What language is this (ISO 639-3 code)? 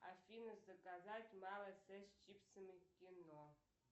rus